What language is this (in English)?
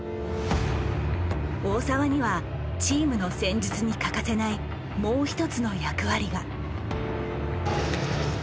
Japanese